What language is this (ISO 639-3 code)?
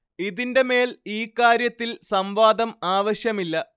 mal